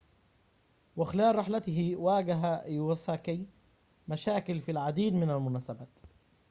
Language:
Arabic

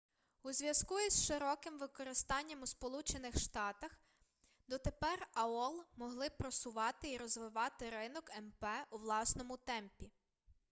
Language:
Ukrainian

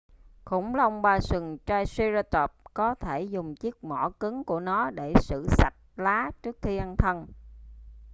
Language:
Vietnamese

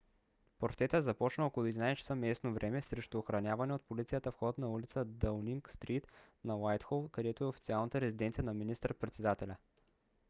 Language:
Bulgarian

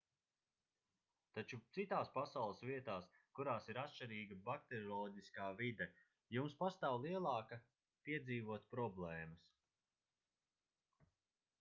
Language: Latvian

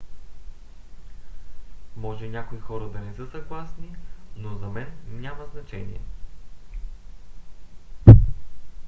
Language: Bulgarian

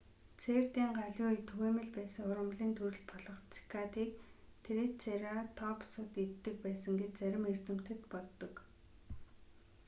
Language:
Mongolian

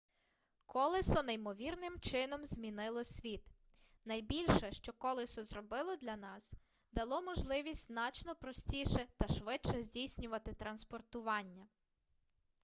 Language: Ukrainian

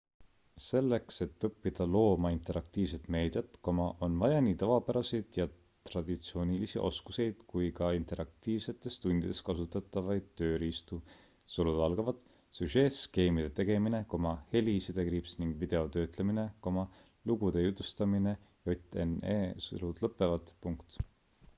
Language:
Estonian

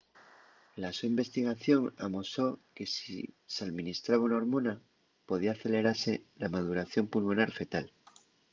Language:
Asturian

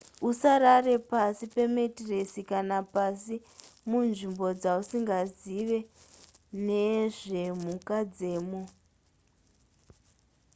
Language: Shona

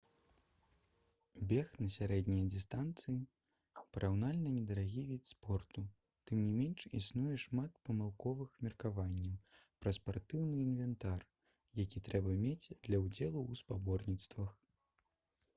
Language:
Belarusian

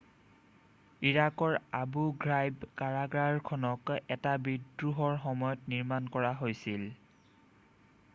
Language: Assamese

